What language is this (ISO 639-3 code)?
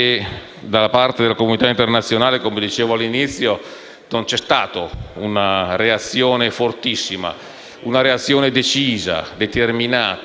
ita